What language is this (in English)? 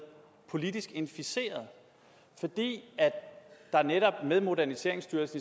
Danish